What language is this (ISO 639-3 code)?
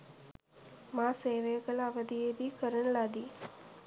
sin